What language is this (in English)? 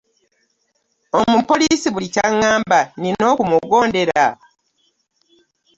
Ganda